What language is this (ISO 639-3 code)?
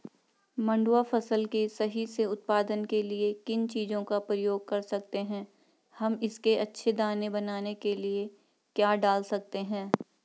hin